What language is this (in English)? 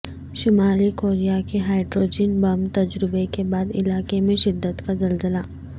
Urdu